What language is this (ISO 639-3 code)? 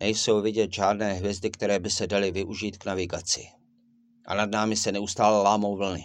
ces